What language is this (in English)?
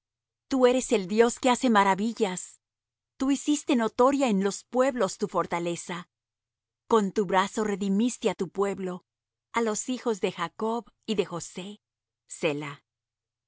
Spanish